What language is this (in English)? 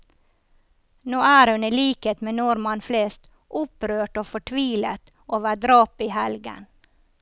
Norwegian